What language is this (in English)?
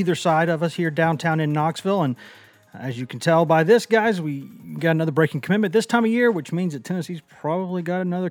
English